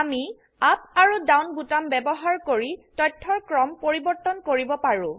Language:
Assamese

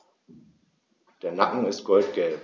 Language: German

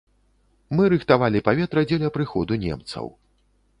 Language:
Belarusian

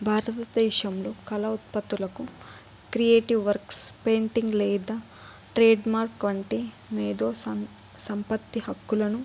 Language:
Telugu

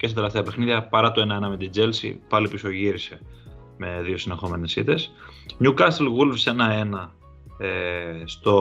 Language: Greek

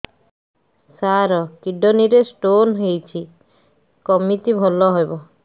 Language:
Odia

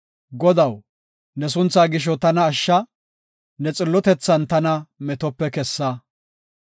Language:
Gofa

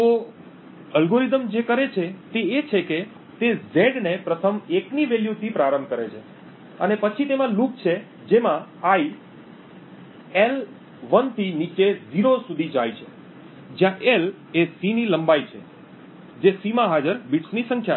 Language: Gujarati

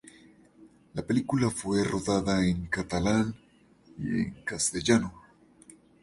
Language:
Spanish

